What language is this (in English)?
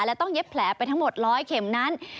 Thai